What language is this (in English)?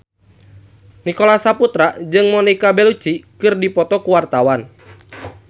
Sundanese